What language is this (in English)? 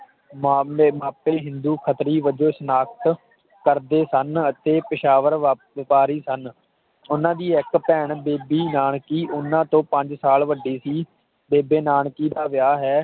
Punjabi